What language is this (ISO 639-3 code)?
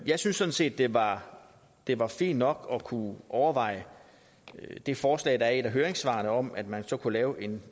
dan